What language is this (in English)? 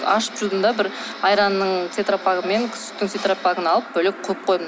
Kazakh